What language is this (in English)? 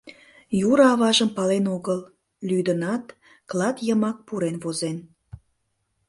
Mari